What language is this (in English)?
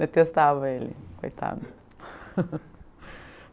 Portuguese